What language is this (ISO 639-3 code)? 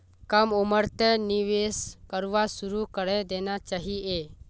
mag